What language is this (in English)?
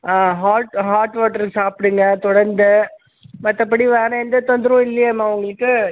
Tamil